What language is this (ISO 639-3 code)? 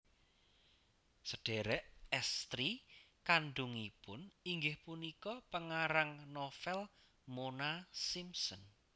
jav